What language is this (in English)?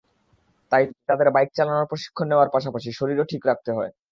Bangla